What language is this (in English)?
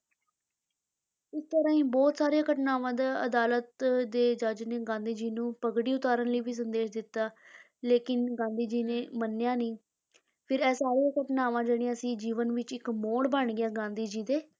Punjabi